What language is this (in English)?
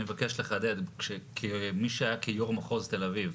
Hebrew